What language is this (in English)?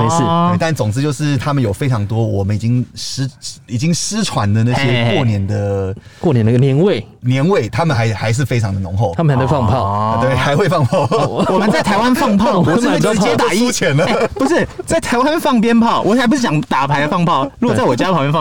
Chinese